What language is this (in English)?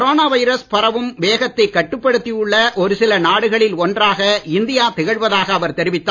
Tamil